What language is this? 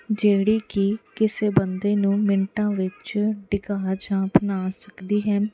Punjabi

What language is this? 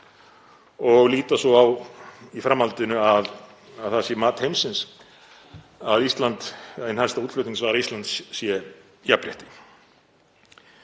Icelandic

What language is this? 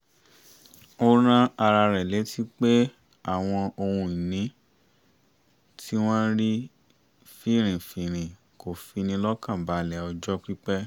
Yoruba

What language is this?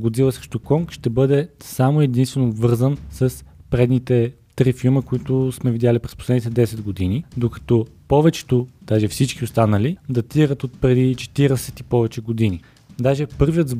Bulgarian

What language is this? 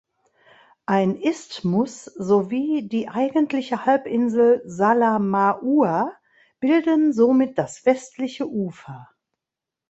German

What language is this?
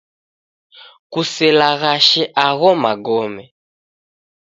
Taita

